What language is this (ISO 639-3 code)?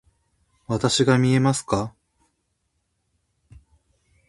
jpn